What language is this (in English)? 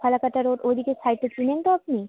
Bangla